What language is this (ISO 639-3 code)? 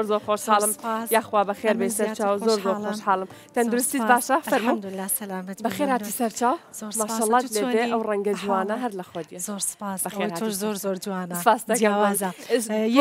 ara